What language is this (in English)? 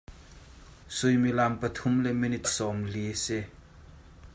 Hakha Chin